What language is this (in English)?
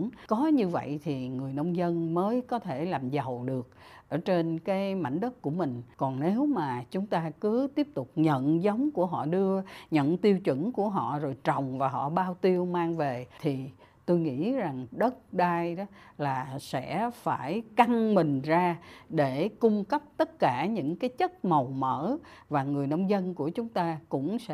Vietnamese